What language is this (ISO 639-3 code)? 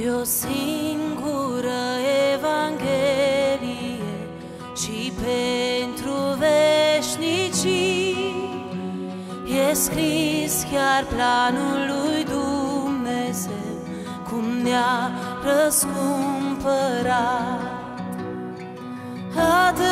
ron